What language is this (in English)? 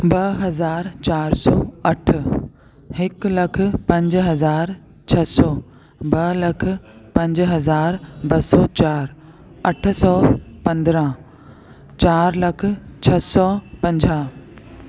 Sindhi